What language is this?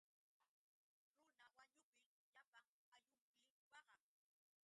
Yauyos Quechua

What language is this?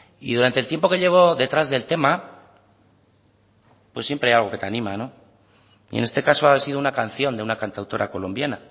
Spanish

